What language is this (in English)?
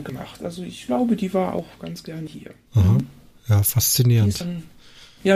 German